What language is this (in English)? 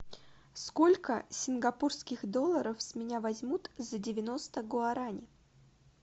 Russian